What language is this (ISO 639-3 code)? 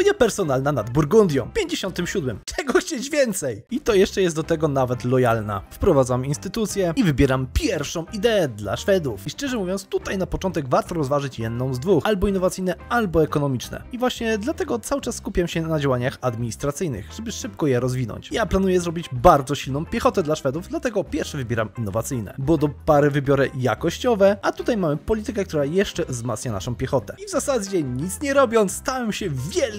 pol